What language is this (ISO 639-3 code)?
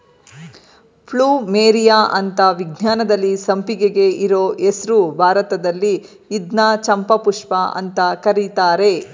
kan